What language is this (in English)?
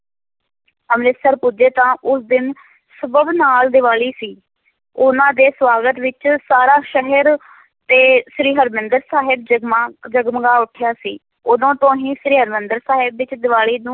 Punjabi